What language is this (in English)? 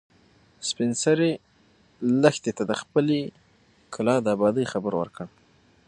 Pashto